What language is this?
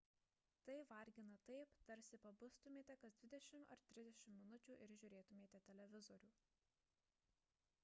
Lithuanian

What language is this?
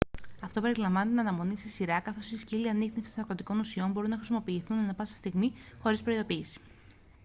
Greek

